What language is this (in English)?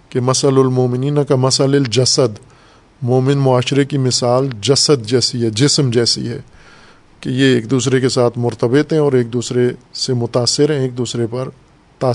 Urdu